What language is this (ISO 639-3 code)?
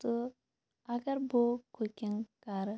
kas